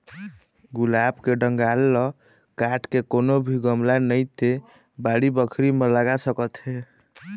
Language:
Chhattisgarhi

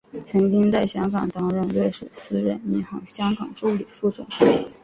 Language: Chinese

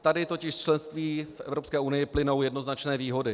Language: Czech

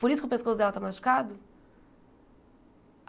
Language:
Portuguese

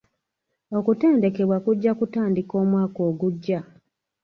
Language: Ganda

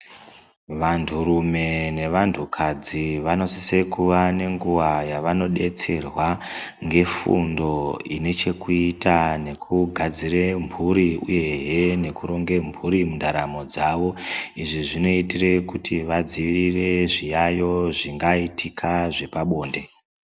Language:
Ndau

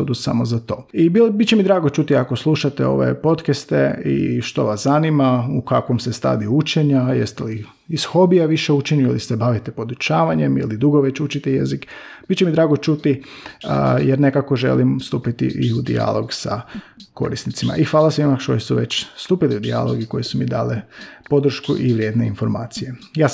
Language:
Croatian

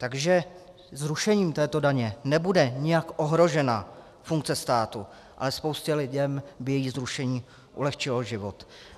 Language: Czech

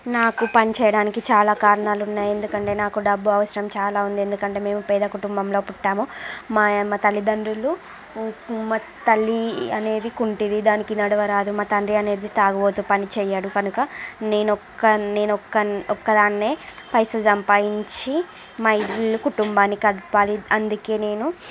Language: Telugu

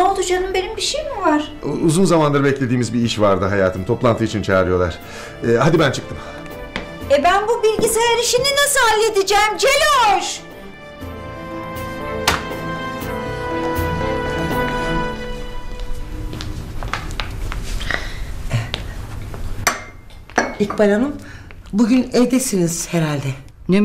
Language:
Turkish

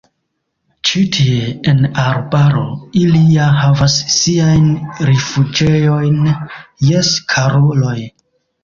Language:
Esperanto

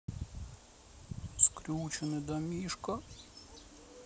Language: Russian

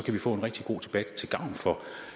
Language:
Danish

